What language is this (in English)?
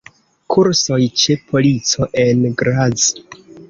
Esperanto